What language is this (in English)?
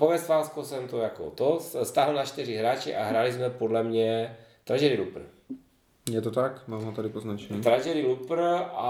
Czech